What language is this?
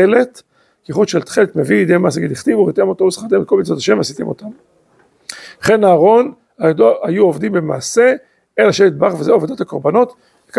Hebrew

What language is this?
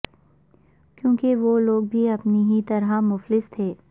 Urdu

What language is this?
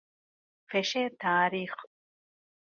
Divehi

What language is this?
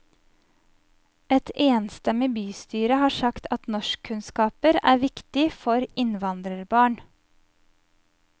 Norwegian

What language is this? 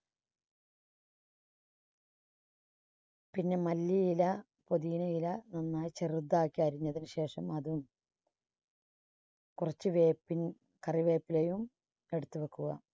Malayalam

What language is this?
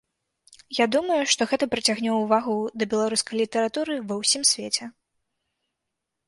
Belarusian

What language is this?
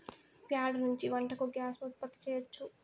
Telugu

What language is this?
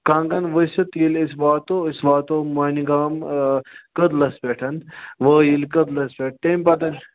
Kashmiri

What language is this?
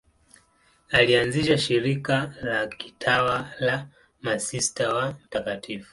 Swahili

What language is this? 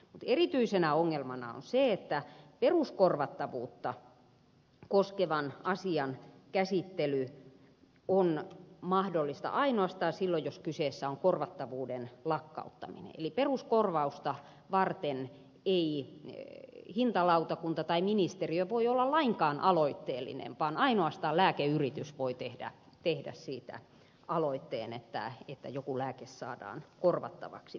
Finnish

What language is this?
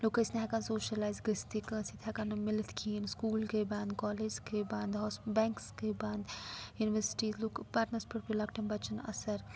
Kashmiri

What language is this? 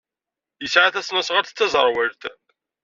Kabyle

